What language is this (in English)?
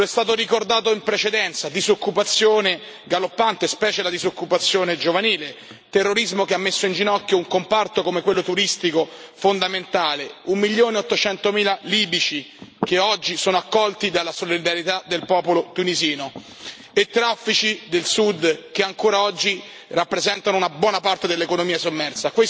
Italian